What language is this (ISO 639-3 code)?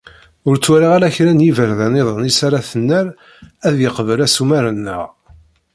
kab